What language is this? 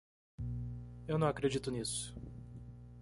Portuguese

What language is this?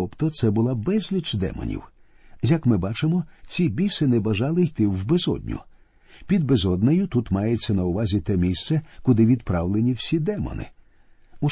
Ukrainian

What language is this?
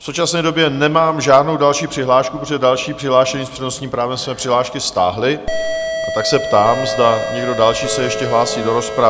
Czech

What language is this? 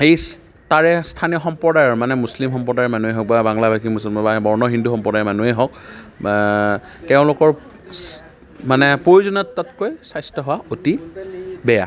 Assamese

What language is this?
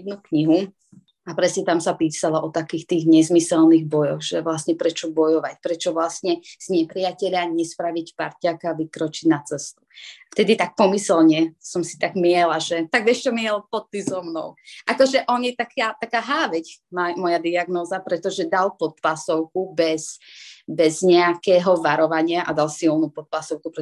Slovak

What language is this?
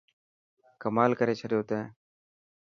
Dhatki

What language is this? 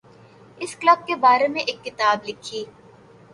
Urdu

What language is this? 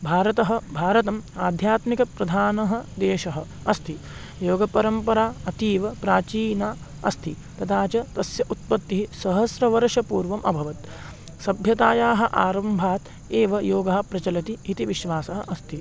Sanskrit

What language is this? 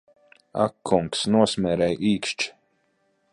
Latvian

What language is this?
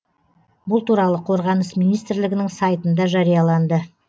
Kazakh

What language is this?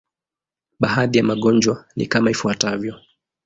Swahili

